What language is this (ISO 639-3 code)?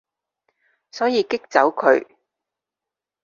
yue